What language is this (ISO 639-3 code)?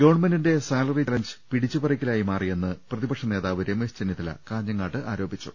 mal